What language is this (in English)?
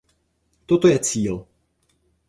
Czech